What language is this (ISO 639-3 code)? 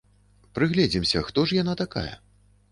bel